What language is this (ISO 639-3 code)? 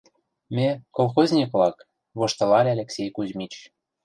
chm